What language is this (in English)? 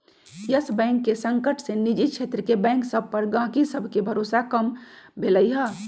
Magahi